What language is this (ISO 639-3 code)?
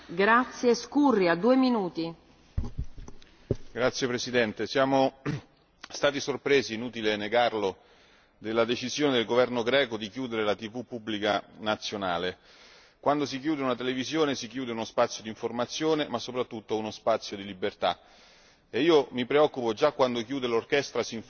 ita